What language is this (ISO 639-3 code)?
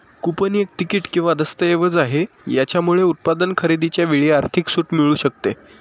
mar